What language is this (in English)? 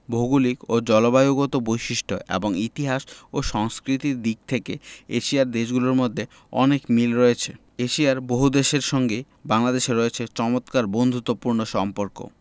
Bangla